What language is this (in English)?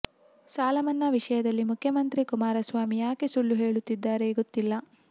Kannada